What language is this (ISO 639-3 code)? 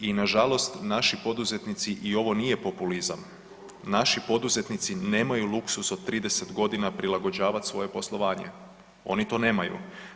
hrv